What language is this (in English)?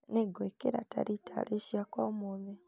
Kikuyu